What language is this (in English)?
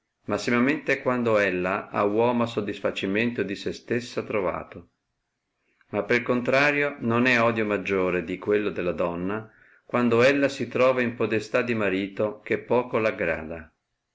Italian